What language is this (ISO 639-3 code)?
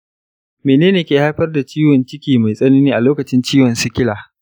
hau